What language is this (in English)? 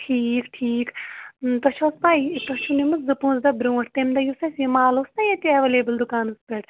Kashmiri